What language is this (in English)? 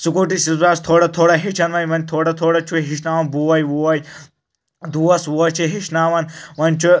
Kashmiri